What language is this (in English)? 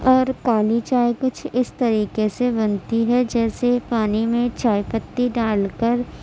Urdu